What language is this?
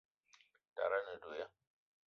Eton (Cameroon)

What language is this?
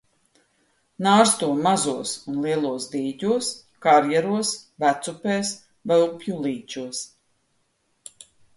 Latvian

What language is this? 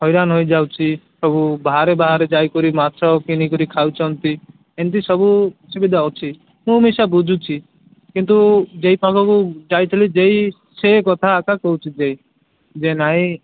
Odia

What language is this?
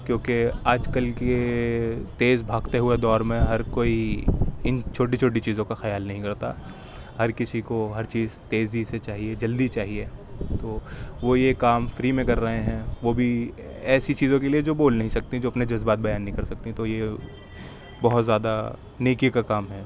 Urdu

